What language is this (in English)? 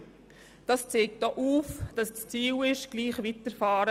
Swiss German